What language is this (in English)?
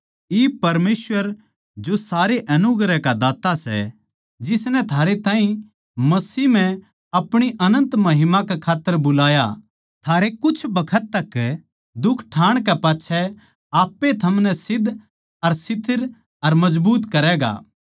Haryanvi